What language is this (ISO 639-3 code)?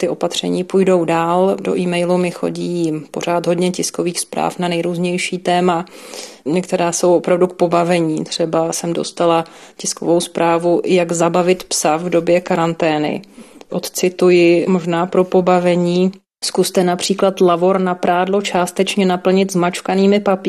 ces